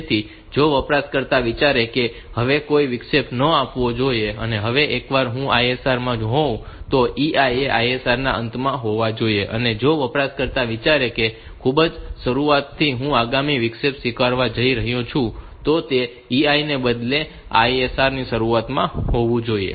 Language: Gujarati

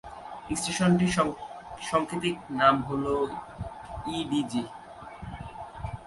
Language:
Bangla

